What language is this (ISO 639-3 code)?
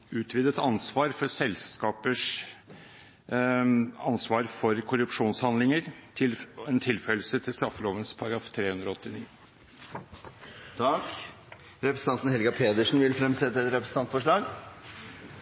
nor